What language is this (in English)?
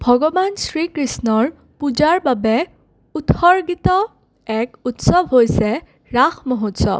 Assamese